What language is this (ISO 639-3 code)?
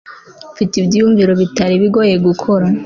kin